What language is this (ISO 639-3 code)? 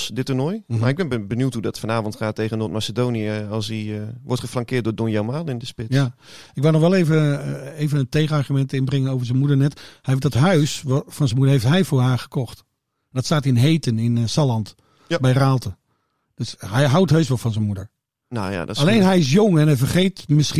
nld